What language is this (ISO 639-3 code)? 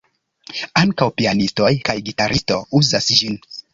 epo